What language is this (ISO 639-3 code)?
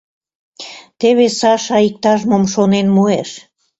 chm